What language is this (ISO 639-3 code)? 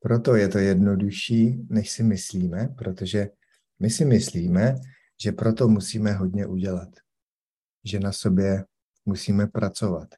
ces